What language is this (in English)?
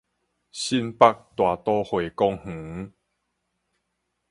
Min Nan Chinese